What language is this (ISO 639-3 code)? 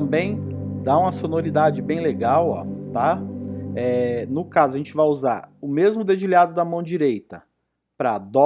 por